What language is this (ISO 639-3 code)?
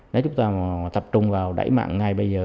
vie